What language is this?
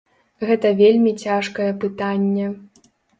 Belarusian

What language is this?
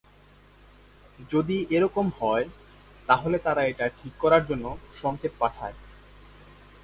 Bangla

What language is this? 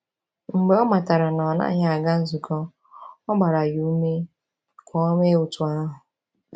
Igbo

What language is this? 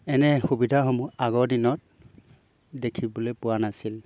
Assamese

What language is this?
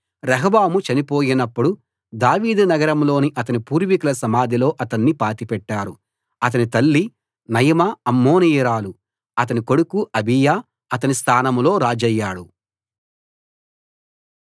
Telugu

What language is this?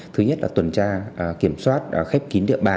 Vietnamese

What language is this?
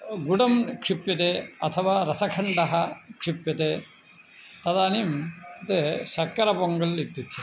Sanskrit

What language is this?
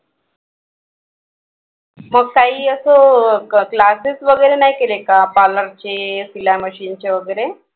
Marathi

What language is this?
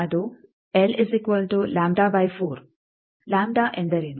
Kannada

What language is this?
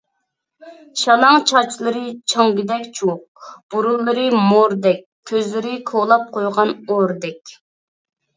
Uyghur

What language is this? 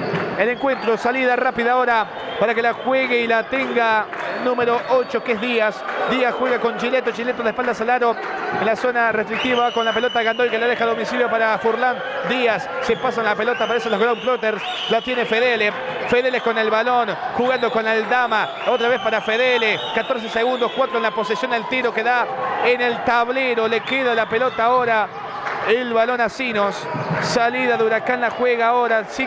Spanish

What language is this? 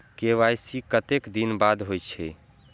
Maithili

